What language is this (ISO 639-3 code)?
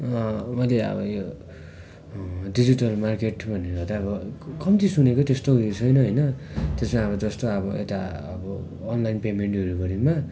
nep